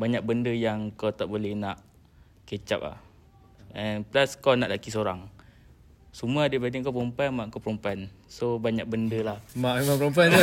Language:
Malay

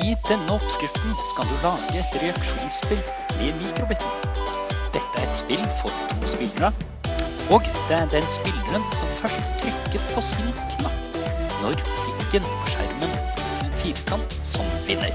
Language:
Norwegian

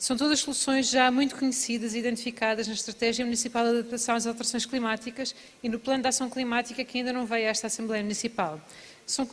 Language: Portuguese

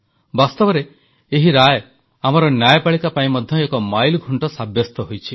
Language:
Odia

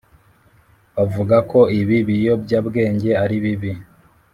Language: Kinyarwanda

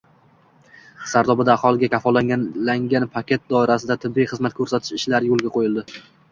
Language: Uzbek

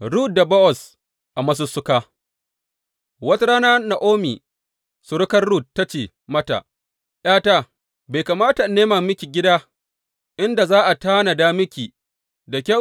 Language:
Hausa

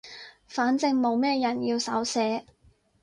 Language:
Cantonese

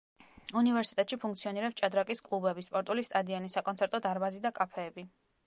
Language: Georgian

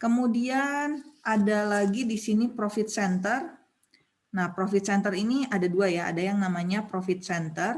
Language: Indonesian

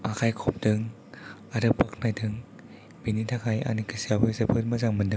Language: Bodo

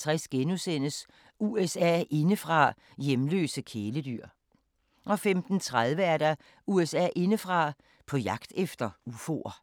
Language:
Danish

